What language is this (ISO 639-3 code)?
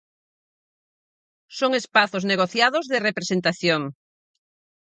glg